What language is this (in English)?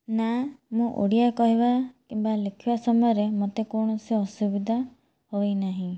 Odia